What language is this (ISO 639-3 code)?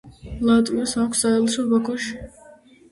kat